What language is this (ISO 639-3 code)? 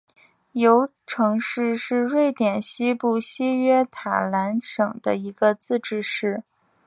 zho